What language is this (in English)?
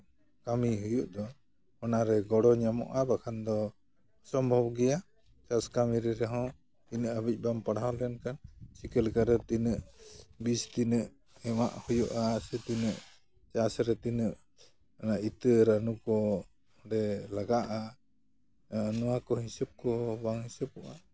Santali